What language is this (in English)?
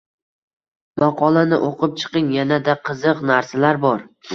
Uzbek